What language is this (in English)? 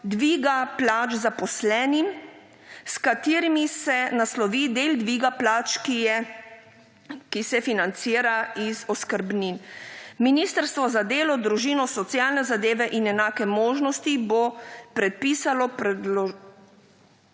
Slovenian